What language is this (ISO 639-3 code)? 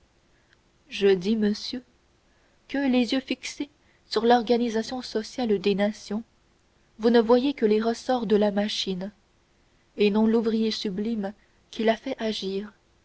fra